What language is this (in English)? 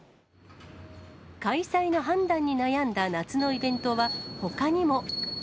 Japanese